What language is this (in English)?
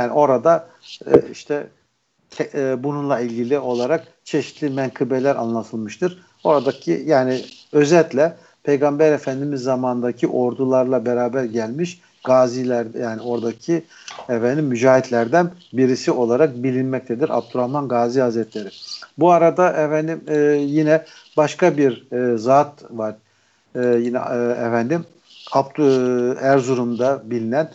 Turkish